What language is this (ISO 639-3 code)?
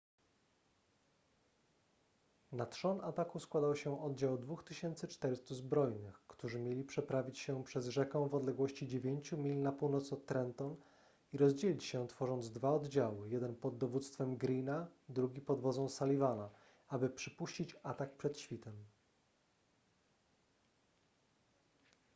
pol